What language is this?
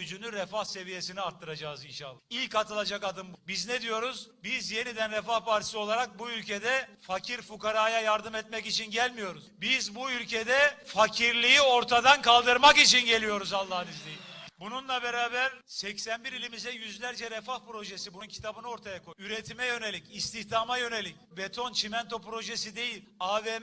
Turkish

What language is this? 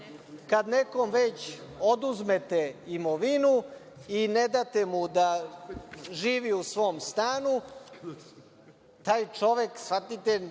Serbian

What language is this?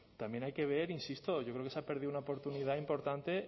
Spanish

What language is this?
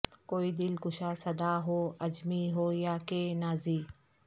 Urdu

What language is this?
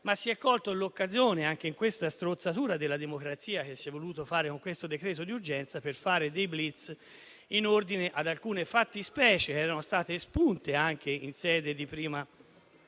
Italian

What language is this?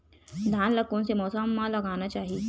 Chhattisgarhi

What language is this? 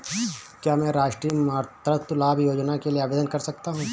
Hindi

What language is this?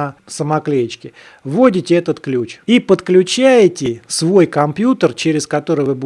Russian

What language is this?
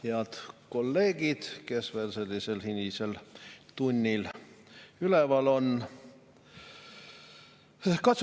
Estonian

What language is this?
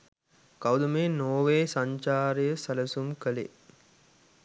Sinhala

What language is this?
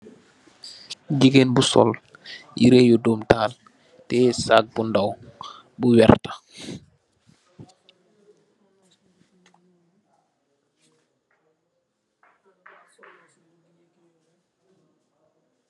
Wolof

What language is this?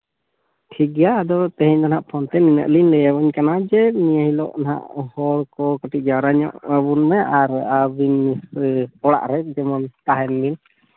Santali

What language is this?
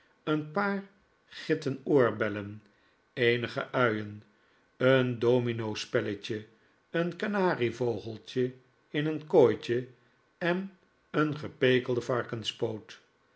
Dutch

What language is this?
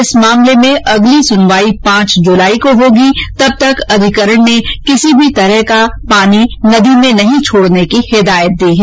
Hindi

